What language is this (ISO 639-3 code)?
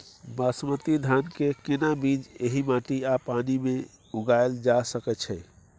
mai